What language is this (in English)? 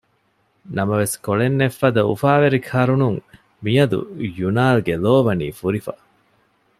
Divehi